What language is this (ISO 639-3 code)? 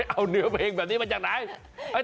tha